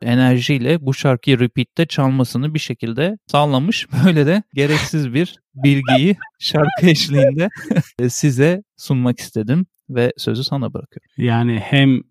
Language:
Turkish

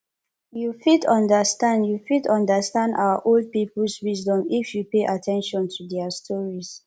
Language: Nigerian Pidgin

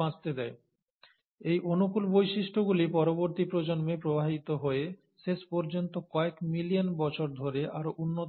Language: Bangla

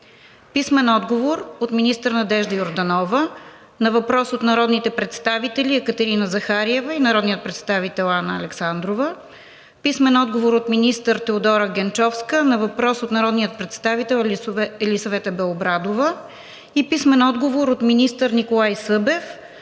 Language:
Bulgarian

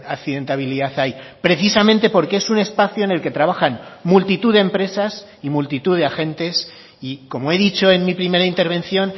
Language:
Spanish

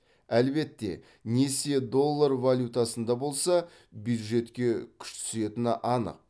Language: Kazakh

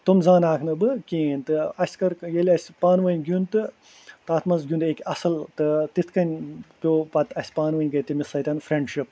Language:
Kashmiri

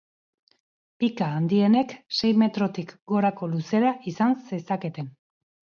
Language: Basque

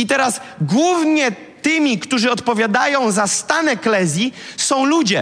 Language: Polish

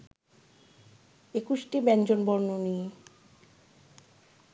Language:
Bangla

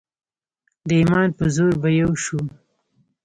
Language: Pashto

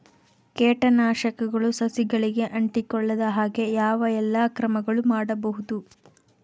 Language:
Kannada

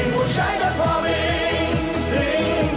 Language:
Vietnamese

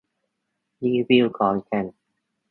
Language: Thai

